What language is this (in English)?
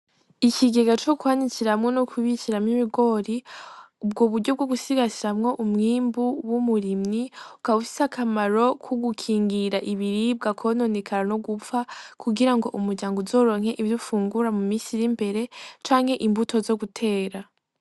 Rundi